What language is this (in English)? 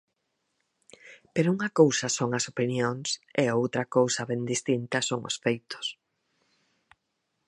Galician